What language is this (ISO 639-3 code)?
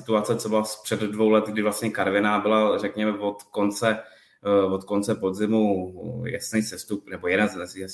ces